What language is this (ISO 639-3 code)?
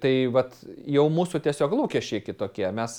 lit